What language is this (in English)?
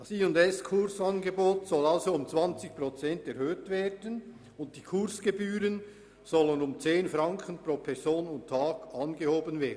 Swiss German